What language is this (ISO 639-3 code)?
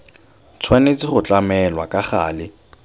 tsn